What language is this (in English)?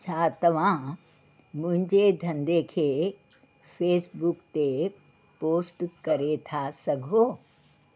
Sindhi